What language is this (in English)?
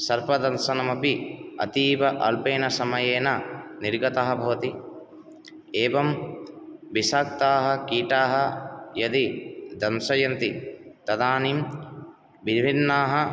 Sanskrit